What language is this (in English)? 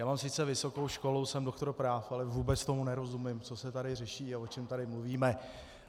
Czech